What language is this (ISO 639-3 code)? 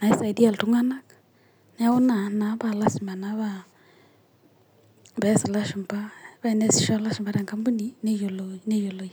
mas